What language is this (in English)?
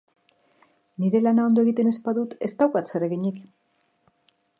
Basque